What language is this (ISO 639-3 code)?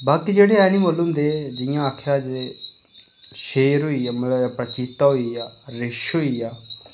doi